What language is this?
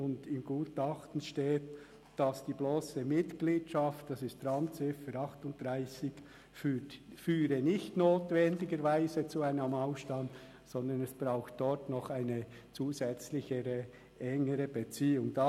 Swiss German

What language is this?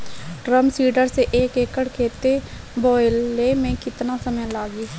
Bhojpuri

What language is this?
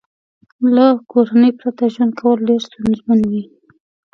Pashto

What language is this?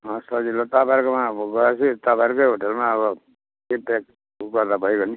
Nepali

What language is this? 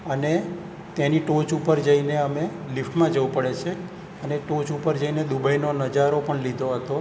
Gujarati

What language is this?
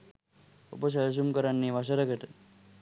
Sinhala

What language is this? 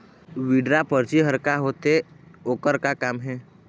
Chhattisgarhi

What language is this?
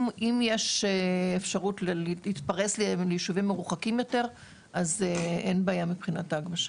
Hebrew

